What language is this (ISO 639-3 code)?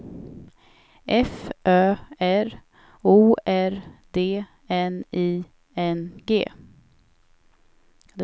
swe